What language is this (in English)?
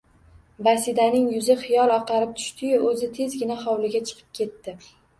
Uzbek